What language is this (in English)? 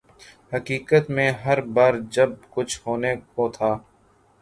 Urdu